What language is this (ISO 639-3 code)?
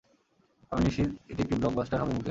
ben